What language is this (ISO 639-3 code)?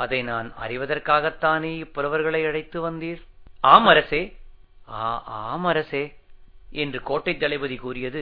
tam